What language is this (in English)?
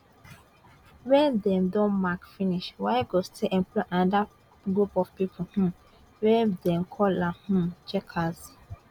Nigerian Pidgin